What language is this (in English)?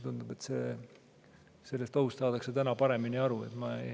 Estonian